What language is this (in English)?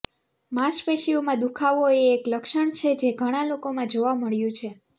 Gujarati